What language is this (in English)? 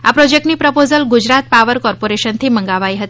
Gujarati